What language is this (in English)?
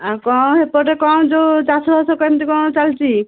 Odia